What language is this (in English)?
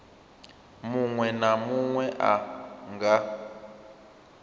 Venda